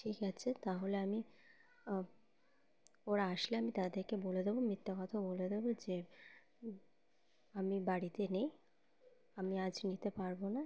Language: Bangla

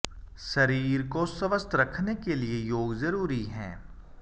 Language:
Hindi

